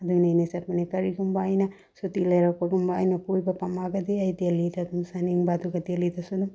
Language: Manipuri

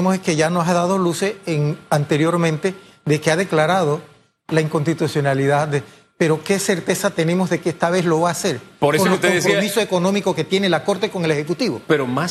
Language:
Spanish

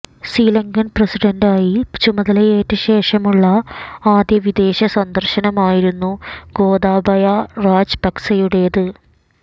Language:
Malayalam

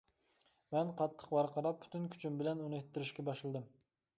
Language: Uyghur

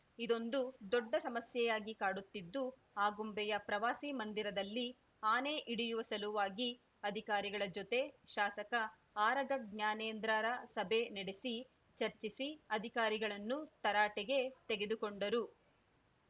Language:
Kannada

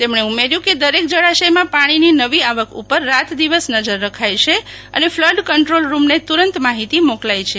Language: Gujarati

